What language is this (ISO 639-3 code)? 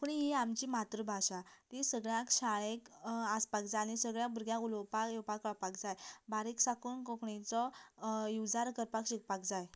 kok